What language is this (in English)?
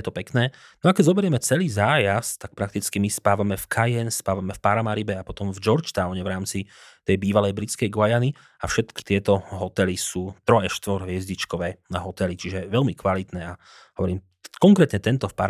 Slovak